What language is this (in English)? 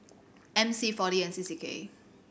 English